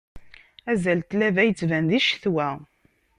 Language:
Kabyle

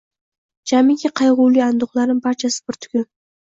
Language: Uzbek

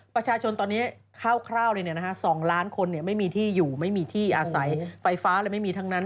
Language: Thai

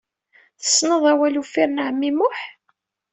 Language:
Kabyle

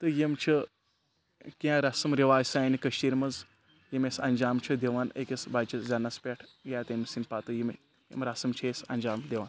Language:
Kashmiri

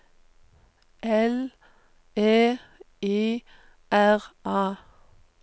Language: Norwegian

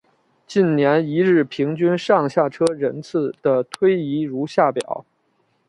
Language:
Chinese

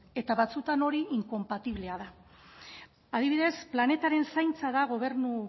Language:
Basque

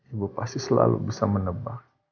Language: Indonesian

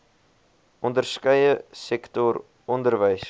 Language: Afrikaans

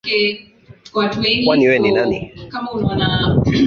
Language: Swahili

